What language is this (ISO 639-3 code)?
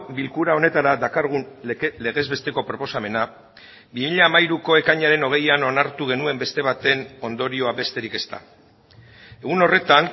eus